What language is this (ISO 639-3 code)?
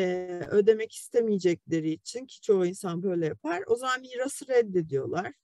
tur